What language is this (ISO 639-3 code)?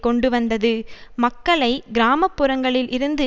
tam